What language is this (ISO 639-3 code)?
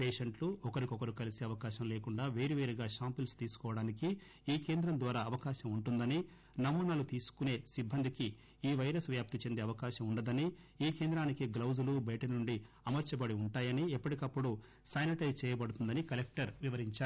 tel